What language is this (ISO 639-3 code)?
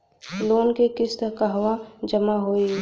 bho